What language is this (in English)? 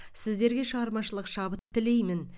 Kazakh